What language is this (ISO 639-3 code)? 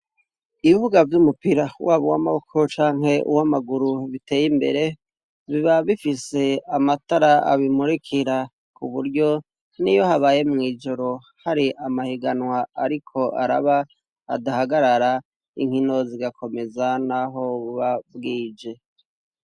run